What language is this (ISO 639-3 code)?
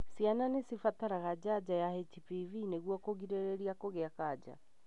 kik